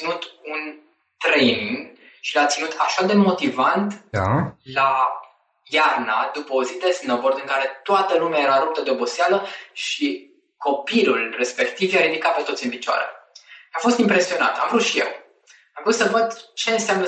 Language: Romanian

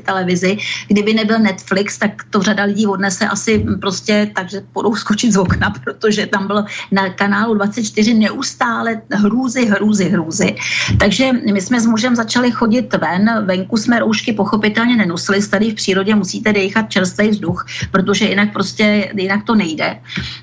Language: Czech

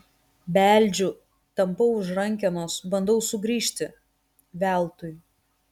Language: Lithuanian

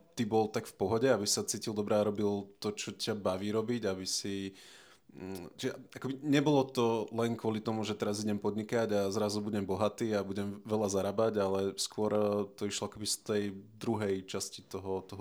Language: Slovak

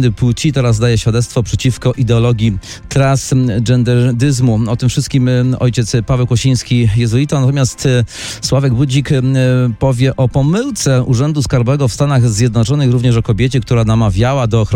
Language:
Polish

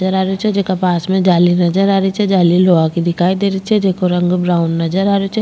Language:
Rajasthani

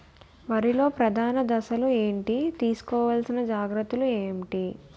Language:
Telugu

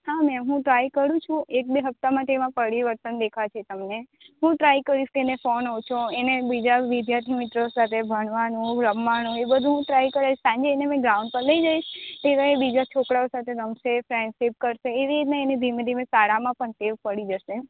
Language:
Gujarati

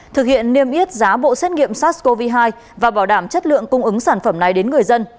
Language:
Vietnamese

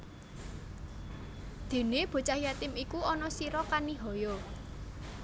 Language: Javanese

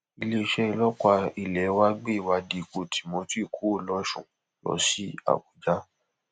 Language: Yoruba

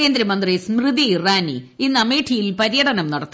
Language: Malayalam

